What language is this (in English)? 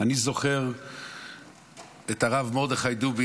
Hebrew